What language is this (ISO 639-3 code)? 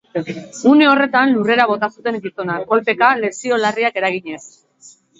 eus